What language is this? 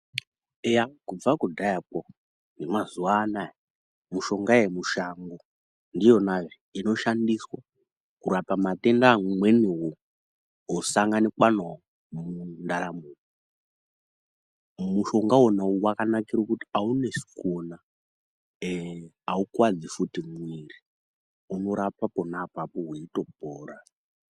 Ndau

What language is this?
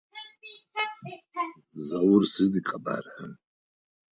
Adyghe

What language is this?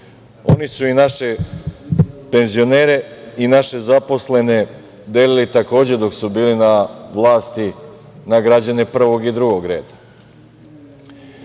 Serbian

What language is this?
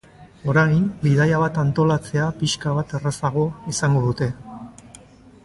Basque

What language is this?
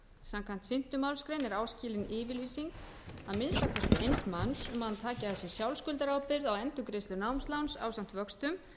Icelandic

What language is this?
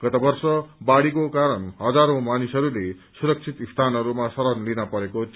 Nepali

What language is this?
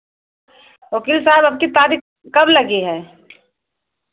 Hindi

